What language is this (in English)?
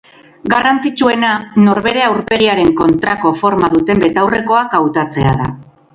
Basque